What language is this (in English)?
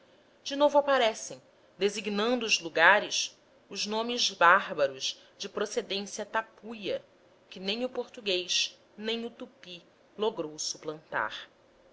Portuguese